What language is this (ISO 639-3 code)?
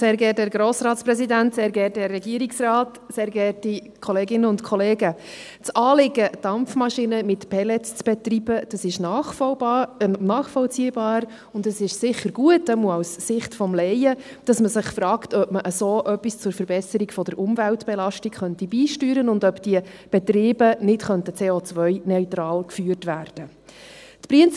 gsw